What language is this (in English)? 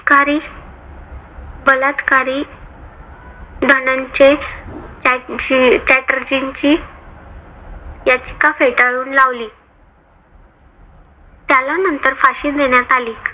Marathi